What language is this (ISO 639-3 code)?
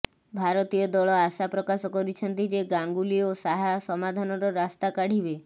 ori